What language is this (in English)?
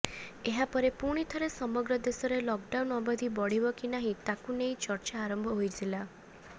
Odia